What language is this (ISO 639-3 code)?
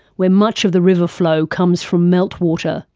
eng